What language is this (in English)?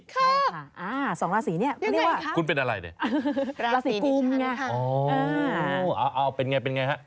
Thai